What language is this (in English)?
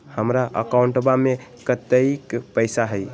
Magahi